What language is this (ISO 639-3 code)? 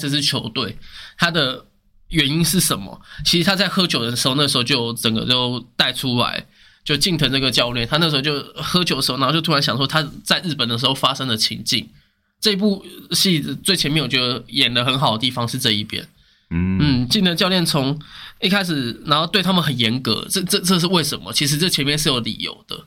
zho